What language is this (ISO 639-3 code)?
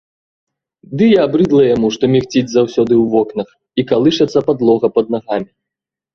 bel